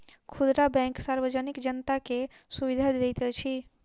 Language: Maithili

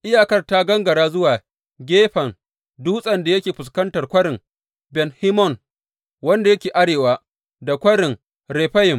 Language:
Hausa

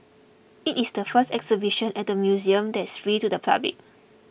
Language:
English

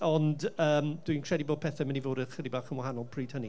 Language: Welsh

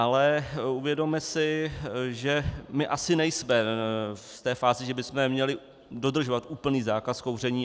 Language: Czech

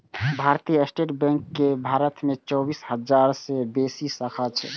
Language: Maithili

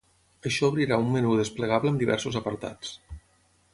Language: Catalan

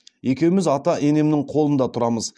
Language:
Kazakh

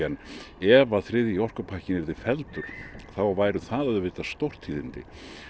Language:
Icelandic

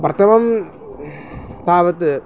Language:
Sanskrit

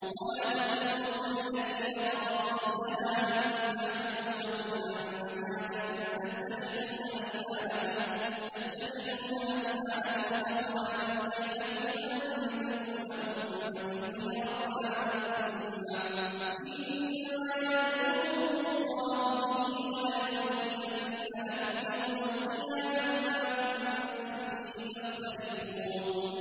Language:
Arabic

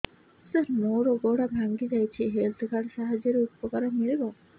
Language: Odia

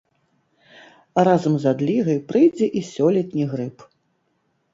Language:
Belarusian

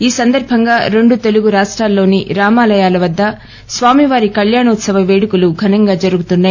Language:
Telugu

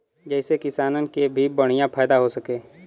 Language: Bhojpuri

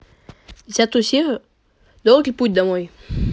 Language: Russian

